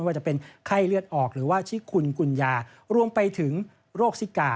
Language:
Thai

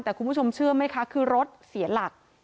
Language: Thai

